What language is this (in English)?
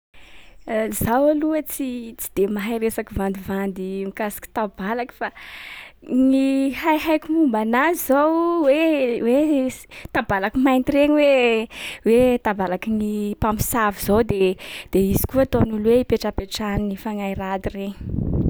Sakalava Malagasy